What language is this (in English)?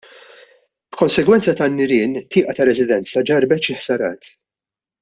Maltese